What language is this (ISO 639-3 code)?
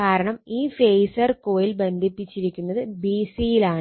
mal